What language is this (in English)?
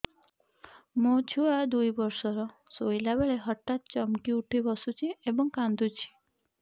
Odia